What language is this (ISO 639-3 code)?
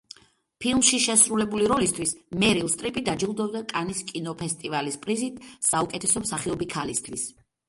kat